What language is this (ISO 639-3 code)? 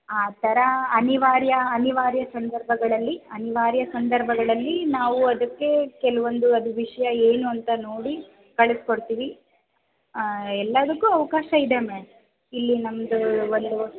kan